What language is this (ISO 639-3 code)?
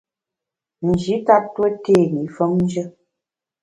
bax